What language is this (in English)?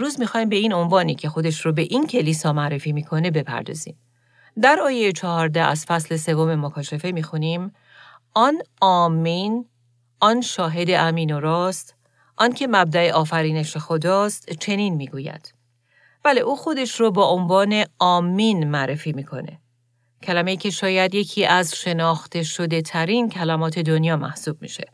Persian